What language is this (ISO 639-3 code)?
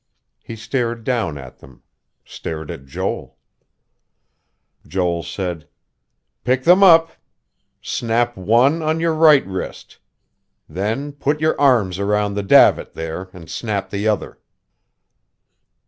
eng